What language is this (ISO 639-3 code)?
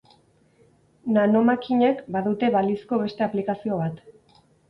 eus